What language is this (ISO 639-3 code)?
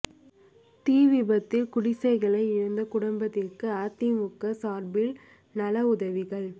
tam